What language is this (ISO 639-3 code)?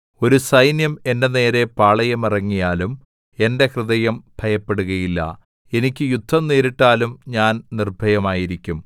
mal